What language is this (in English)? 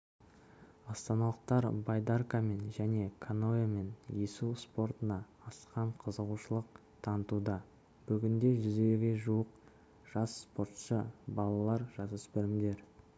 Kazakh